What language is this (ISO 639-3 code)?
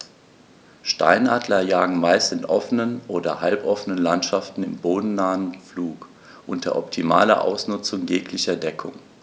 deu